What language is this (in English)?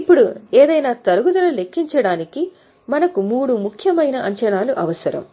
Telugu